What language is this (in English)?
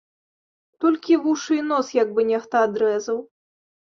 Belarusian